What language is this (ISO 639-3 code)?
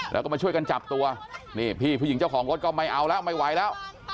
tha